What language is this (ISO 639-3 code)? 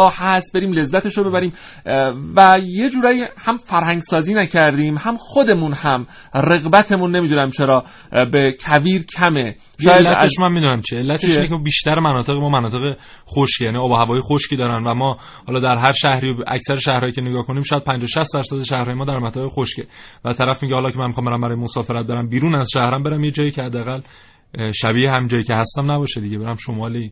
fas